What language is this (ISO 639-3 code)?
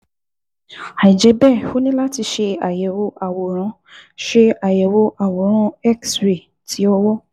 yor